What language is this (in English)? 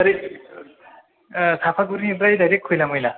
Bodo